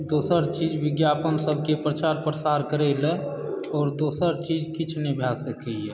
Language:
Maithili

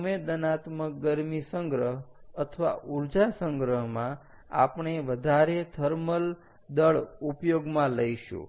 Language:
Gujarati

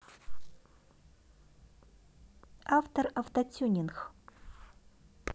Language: Russian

